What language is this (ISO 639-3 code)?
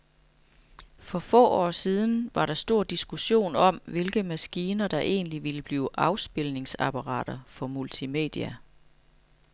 dan